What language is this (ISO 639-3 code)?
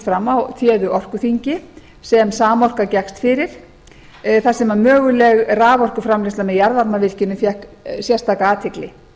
isl